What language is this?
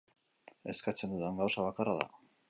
Basque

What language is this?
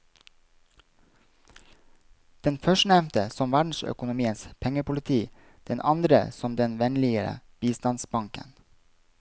Norwegian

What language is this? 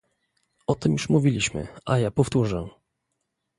Polish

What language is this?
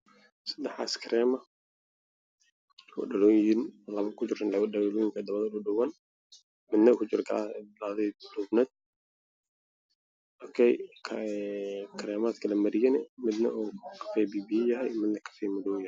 Somali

